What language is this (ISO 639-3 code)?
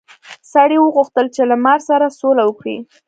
pus